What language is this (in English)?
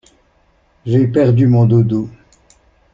French